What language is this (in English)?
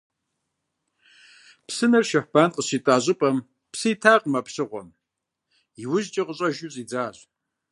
Kabardian